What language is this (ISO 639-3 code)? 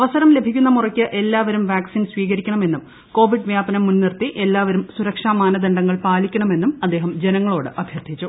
mal